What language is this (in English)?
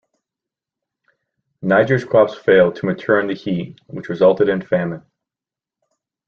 English